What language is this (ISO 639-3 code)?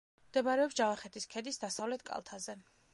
kat